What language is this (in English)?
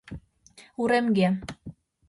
Mari